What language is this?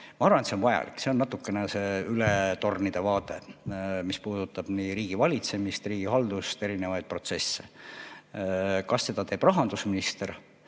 Estonian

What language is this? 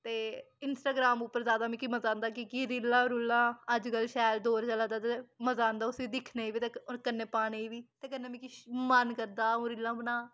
Dogri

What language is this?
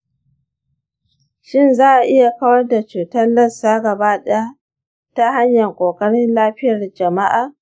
Hausa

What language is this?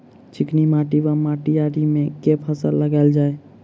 Maithili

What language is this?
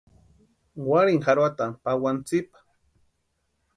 Western Highland Purepecha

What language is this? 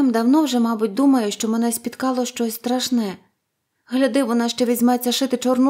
Ukrainian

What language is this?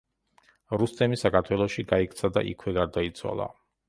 Georgian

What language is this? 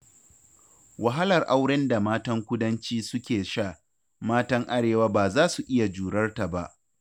Hausa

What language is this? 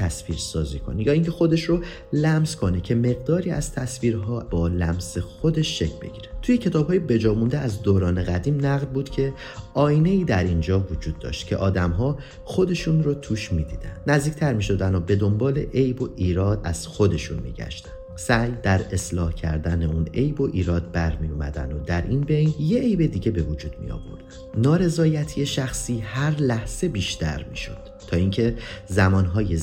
Persian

